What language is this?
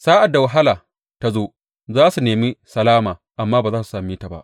Hausa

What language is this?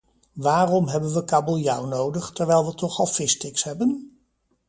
Dutch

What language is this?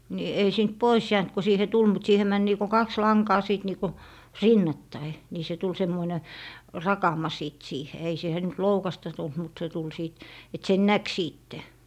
Finnish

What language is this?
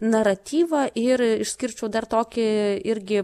Lithuanian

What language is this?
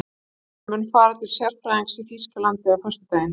Icelandic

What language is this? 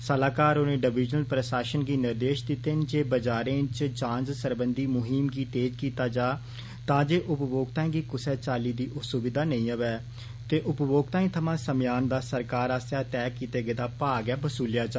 Dogri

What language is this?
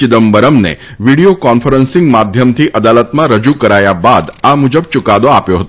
Gujarati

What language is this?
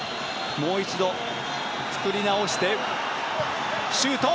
Japanese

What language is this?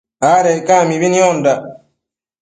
Matsés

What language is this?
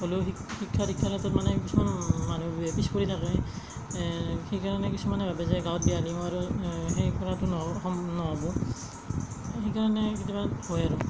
Assamese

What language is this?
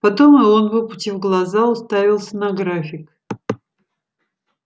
Russian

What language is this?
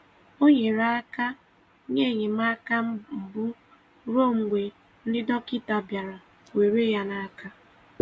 Igbo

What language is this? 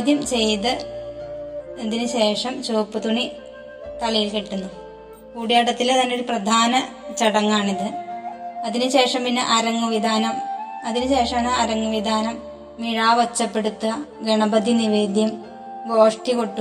Malayalam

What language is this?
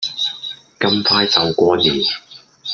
Cantonese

